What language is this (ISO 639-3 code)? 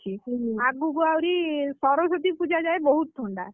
ori